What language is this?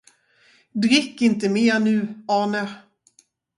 Swedish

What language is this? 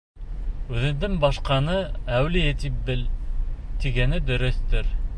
Bashkir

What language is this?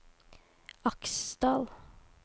Norwegian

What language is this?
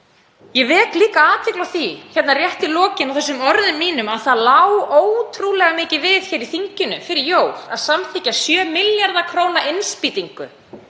Icelandic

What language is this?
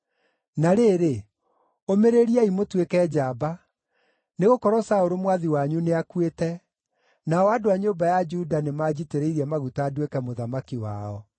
Kikuyu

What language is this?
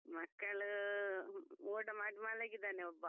Kannada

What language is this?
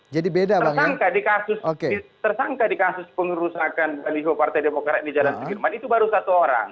Indonesian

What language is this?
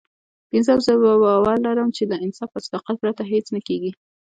Pashto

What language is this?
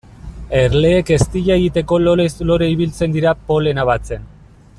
Basque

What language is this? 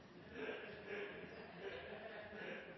Norwegian Nynorsk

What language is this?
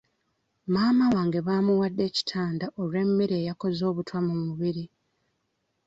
Ganda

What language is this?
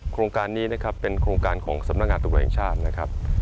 Thai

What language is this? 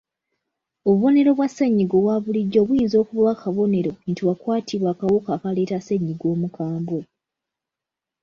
Ganda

